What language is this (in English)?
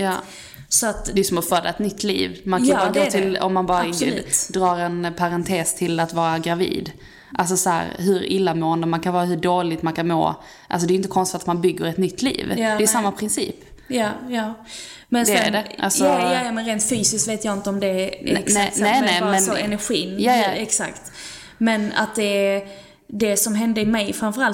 Swedish